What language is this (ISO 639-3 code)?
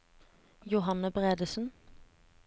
nor